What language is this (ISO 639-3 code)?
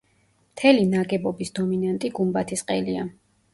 kat